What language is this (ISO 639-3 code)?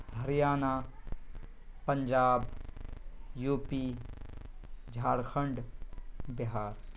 urd